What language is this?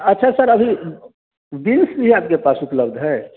Hindi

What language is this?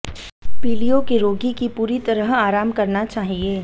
Hindi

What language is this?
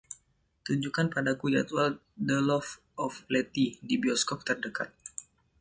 Indonesian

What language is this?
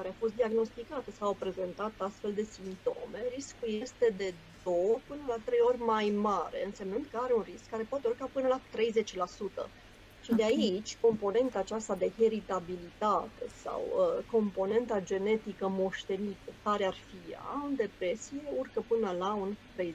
Romanian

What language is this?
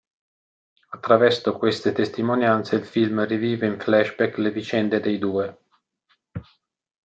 Italian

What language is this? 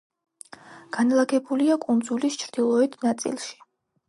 Georgian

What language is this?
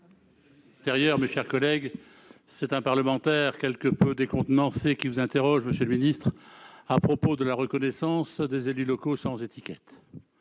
French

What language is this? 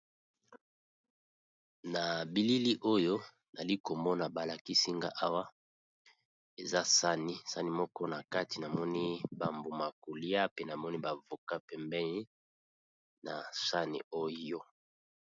Lingala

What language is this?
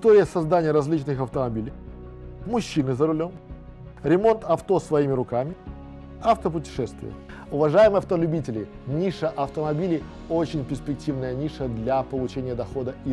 Russian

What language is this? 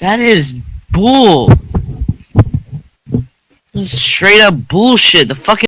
English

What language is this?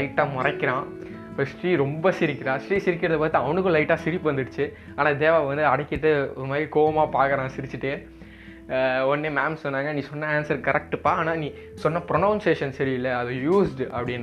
Tamil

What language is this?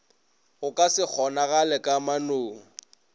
Northern Sotho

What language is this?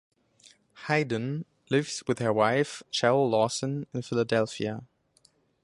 English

